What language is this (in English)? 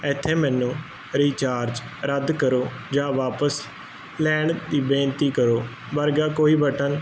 Punjabi